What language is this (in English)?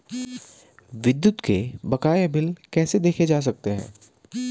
Hindi